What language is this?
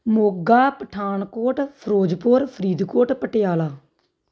Punjabi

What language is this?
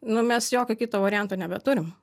Lithuanian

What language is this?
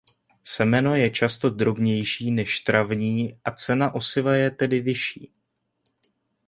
Czech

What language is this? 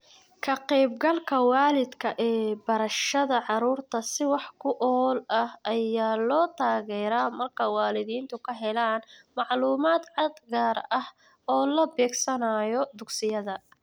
Somali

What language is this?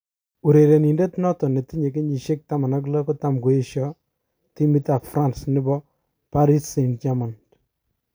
Kalenjin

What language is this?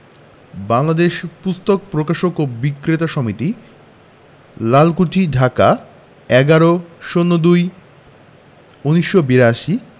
Bangla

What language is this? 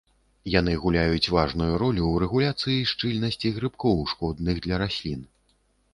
Belarusian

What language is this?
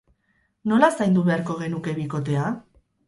Basque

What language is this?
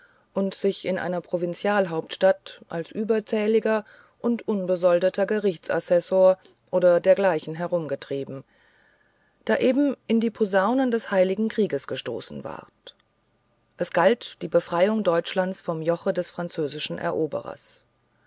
German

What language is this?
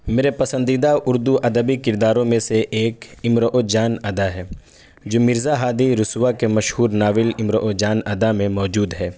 Urdu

